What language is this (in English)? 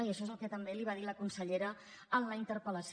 Catalan